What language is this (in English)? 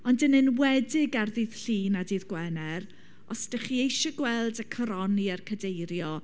Welsh